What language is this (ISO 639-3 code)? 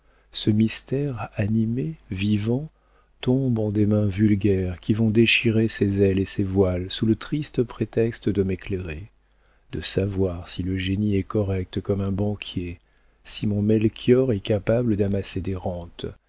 fra